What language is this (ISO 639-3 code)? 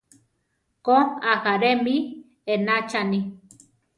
tar